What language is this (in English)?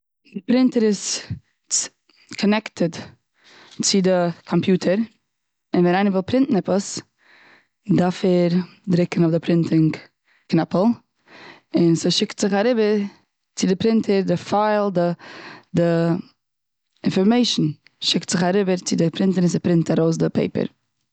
Yiddish